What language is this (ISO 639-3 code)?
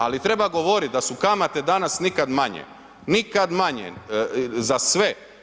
hrv